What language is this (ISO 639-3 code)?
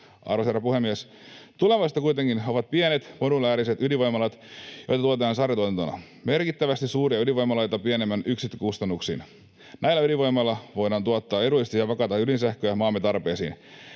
fin